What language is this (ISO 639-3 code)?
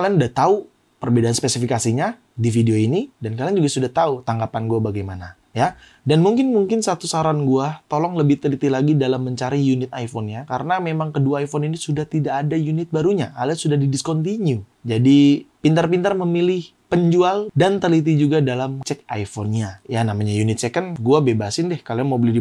ind